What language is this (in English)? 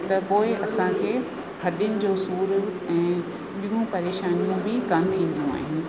Sindhi